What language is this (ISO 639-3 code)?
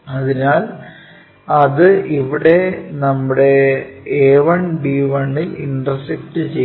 mal